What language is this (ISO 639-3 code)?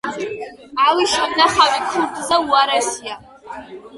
kat